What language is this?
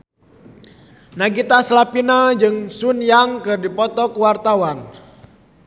Sundanese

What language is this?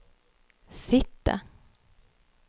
Norwegian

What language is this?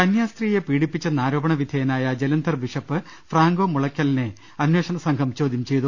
Malayalam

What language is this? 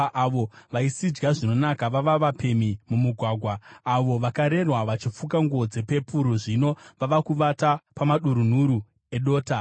Shona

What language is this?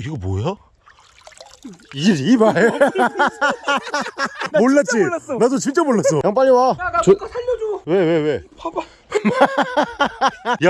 Korean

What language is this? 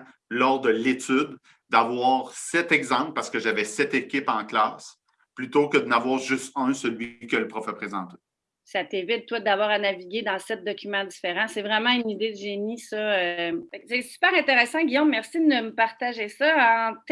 French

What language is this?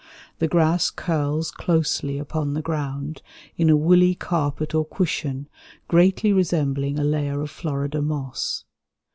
English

